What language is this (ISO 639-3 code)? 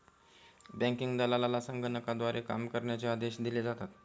mar